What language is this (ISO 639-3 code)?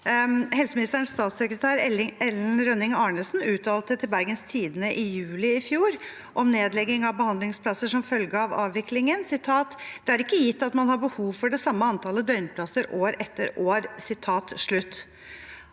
nor